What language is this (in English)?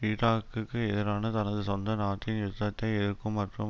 Tamil